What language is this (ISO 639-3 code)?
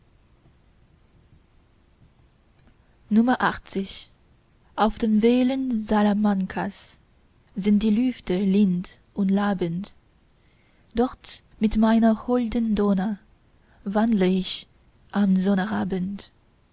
deu